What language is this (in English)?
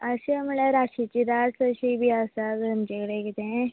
Konkani